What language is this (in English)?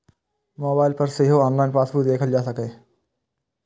Maithili